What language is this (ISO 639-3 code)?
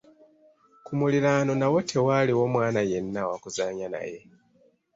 lug